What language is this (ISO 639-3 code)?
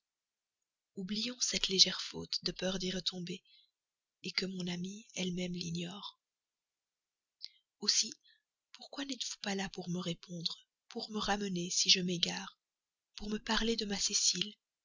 fra